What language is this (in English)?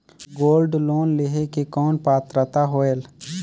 Chhattisgarhi